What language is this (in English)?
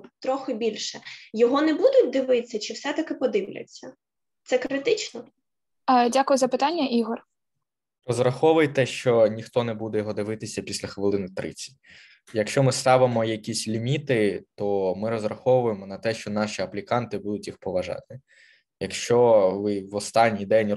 Ukrainian